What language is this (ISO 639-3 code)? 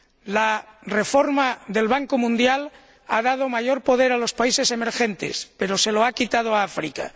spa